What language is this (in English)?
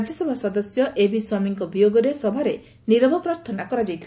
Odia